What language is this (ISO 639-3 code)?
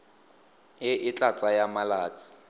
tsn